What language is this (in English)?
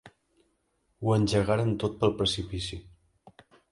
Catalan